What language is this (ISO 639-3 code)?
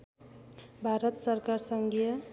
nep